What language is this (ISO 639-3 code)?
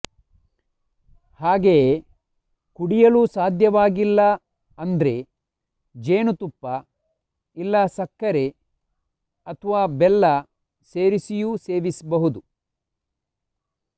kan